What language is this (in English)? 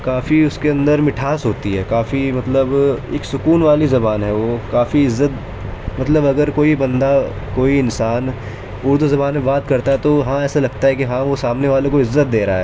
Urdu